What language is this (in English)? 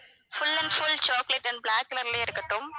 Tamil